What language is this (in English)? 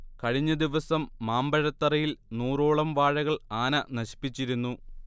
Malayalam